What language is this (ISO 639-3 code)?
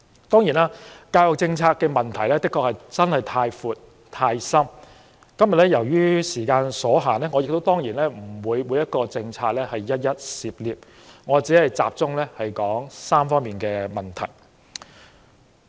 yue